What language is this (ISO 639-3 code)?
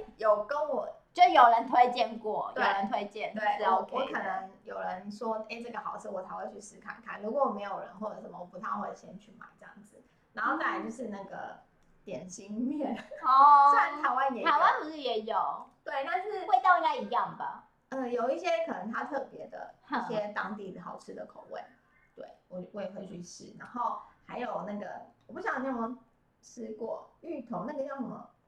zho